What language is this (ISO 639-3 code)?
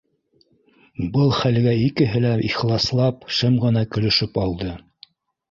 bak